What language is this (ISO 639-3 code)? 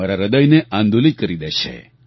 guj